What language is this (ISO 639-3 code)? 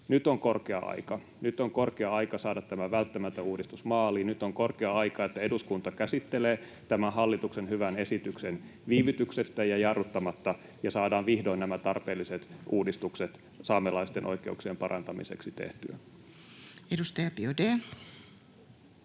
fin